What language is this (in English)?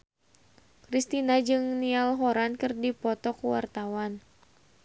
Sundanese